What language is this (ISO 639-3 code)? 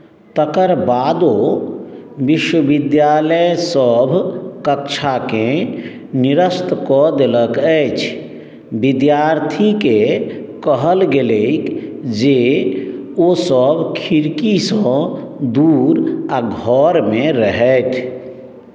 mai